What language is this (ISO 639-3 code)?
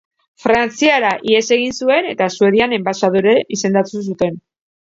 eus